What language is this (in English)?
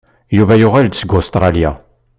Kabyle